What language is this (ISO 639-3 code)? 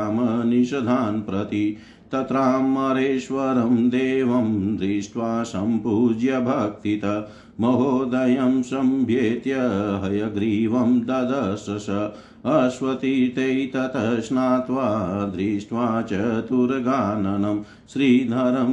hin